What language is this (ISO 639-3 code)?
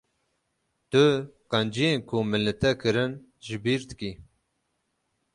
kur